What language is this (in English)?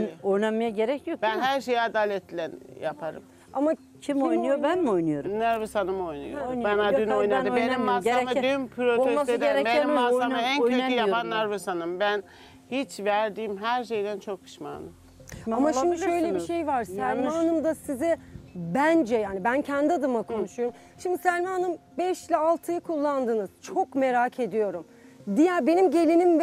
Turkish